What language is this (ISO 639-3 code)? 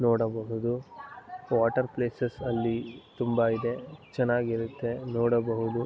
kan